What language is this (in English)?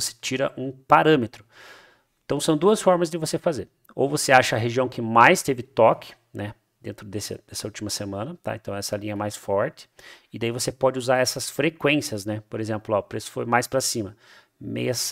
Portuguese